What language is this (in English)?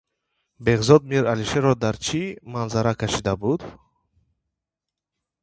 Tajik